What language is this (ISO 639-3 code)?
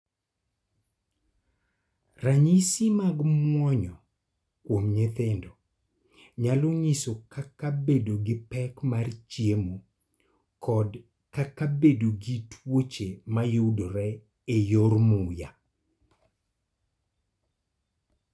luo